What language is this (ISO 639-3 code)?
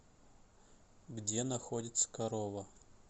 rus